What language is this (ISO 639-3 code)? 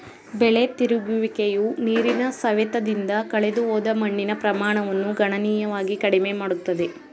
kan